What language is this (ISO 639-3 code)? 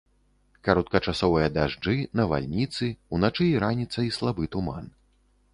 bel